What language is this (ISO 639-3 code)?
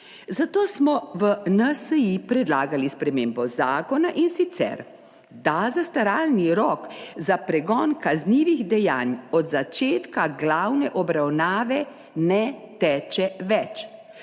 slv